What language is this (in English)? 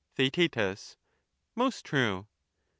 English